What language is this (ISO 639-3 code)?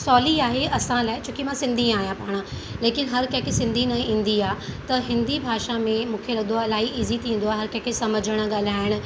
snd